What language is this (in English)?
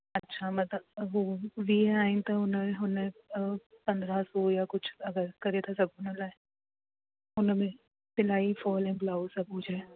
Sindhi